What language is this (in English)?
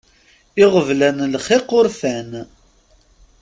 Kabyle